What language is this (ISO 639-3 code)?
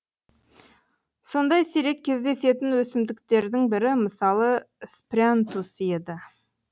kaz